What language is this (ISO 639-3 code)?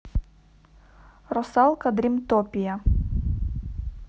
rus